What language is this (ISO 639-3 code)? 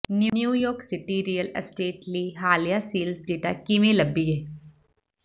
pan